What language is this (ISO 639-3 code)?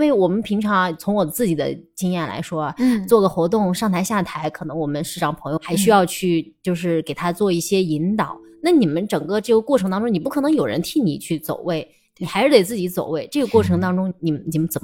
zho